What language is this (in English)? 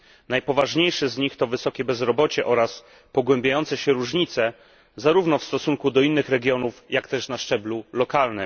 Polish